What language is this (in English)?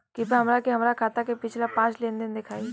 Bhojpuri